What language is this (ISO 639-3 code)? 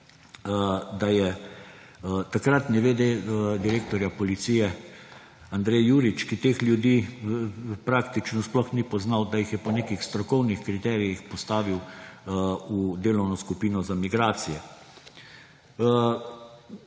slv